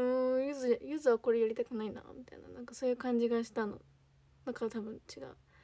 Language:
Japanese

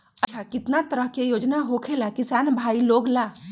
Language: Magahi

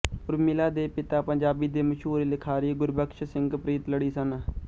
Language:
Punjabi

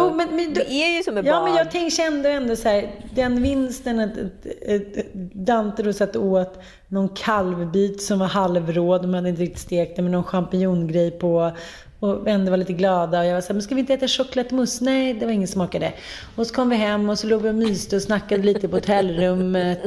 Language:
Swedish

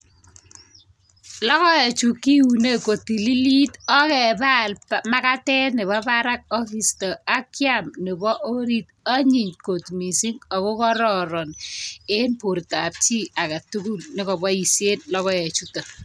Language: Kalenjin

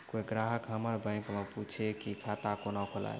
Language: Maithili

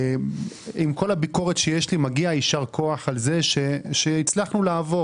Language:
Hebrew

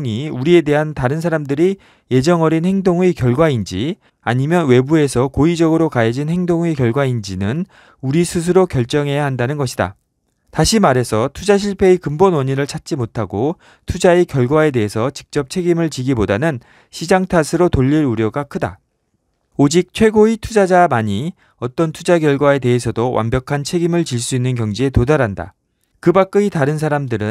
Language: Korean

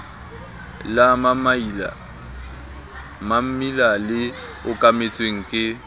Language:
Southern Sotho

